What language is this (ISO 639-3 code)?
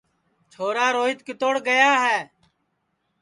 ssi